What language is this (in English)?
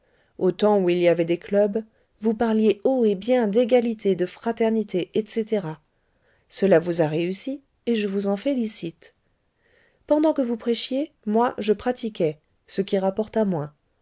French